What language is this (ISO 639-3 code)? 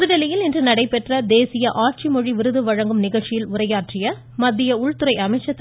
tam